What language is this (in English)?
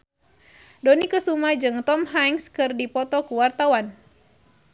Sundanese